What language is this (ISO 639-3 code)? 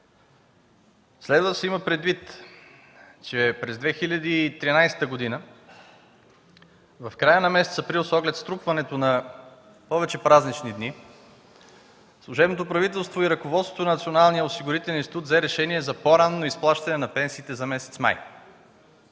bul